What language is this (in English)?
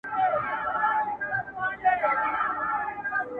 Pashto